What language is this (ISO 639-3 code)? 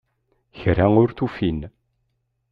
kab